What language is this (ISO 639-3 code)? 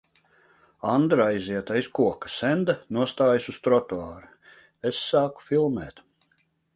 lav